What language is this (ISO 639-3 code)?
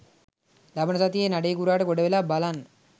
sin